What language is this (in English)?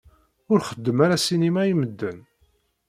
Kabyle